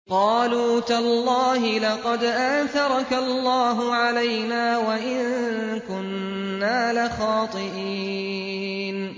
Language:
Arabic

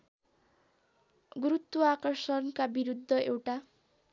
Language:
Nepali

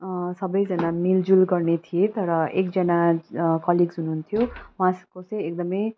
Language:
Nepali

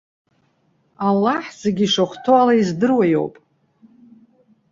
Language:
Abkhazian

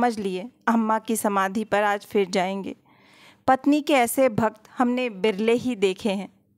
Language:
Hindi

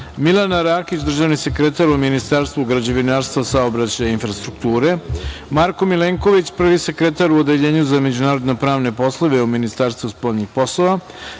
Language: Serbian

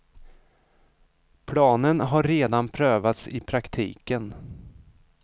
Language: Swedish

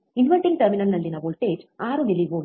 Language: Kannada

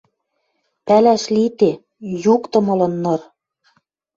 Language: Western Mari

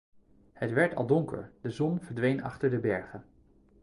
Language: Dutch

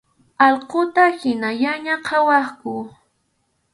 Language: Arequipa-La Unión Quechua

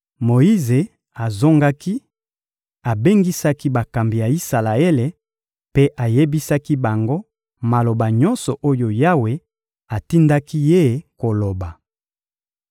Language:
Lingala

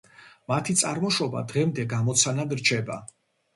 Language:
Georgian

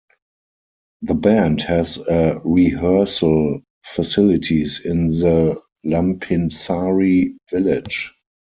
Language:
English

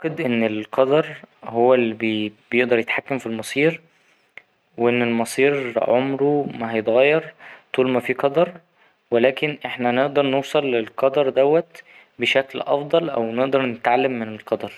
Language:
Egyptian Arabic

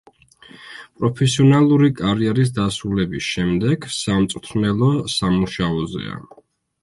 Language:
Georgian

